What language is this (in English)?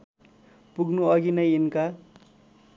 Nepali